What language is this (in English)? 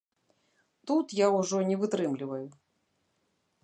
Belarusian